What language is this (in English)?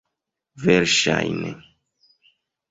Esperanto